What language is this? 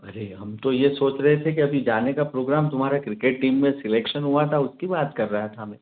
Hindi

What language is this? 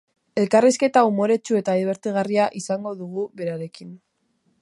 Basque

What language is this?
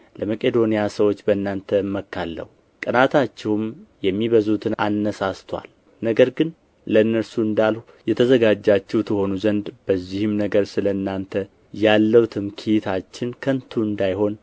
Amharic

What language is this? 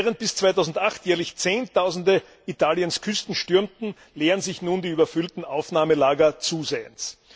German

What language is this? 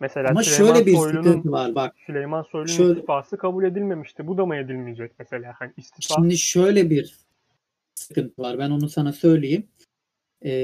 Turkish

